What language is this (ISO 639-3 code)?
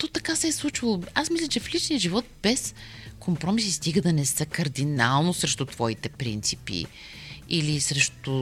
bul